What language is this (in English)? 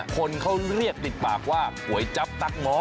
Thai